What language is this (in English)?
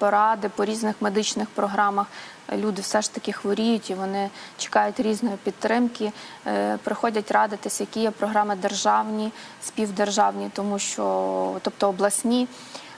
Ukrainian